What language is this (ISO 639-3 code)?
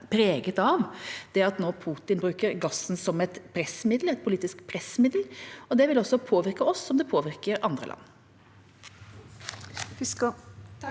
nor